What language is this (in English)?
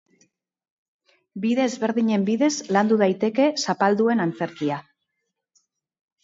Basque